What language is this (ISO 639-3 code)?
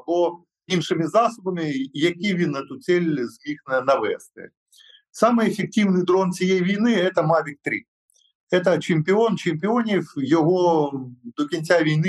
ukr